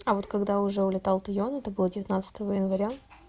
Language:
Russian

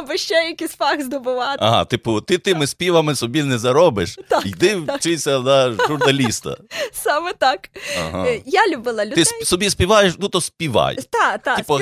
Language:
Ukrainian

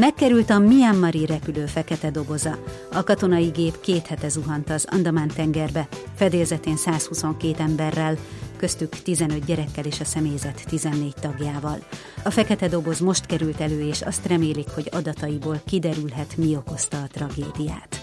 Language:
Hungarian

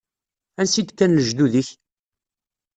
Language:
Kabyle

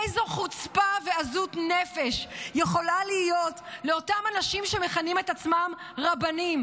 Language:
Hebrew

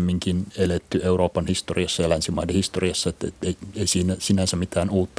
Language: Finnish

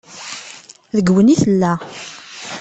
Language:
Kabyle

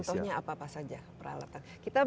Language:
Indonesian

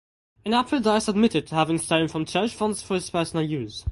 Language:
English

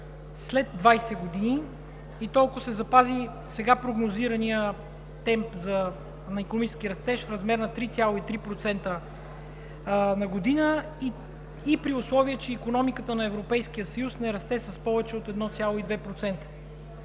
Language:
Bulgarian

